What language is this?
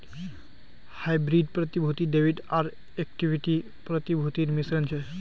Magahi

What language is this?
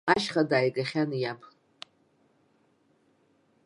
Abkhazian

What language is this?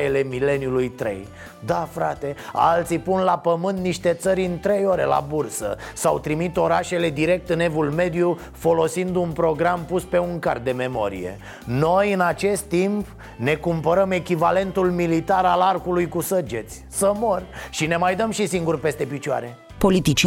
Romanian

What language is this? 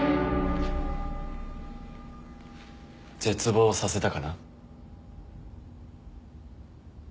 Japanese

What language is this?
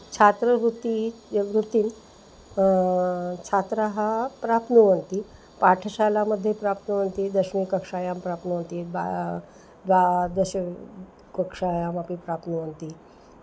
Sanskrit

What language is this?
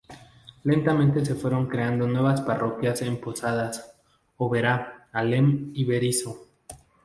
Spanish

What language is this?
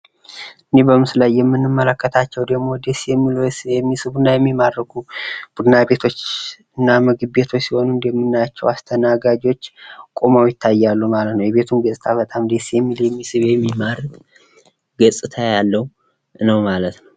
Amharic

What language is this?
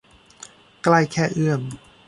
Thai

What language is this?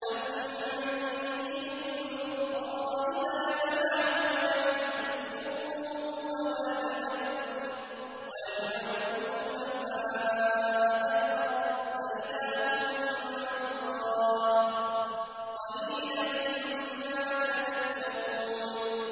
Arabic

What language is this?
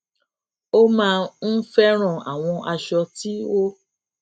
Yoruba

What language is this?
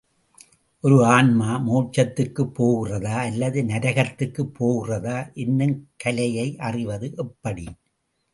Tamil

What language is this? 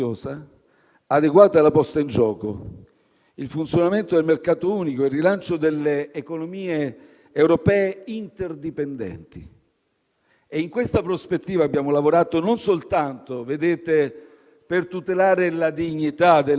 Italian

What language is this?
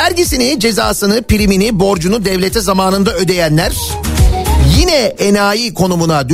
Turkish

